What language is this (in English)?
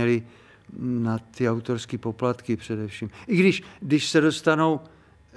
Czech